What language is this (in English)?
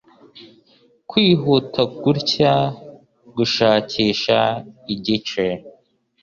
Kinyarwanda